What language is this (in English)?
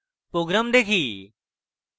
Bangla